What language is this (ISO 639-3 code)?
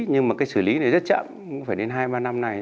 vie